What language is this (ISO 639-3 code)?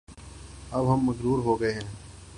urd